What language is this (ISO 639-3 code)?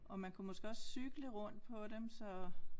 dan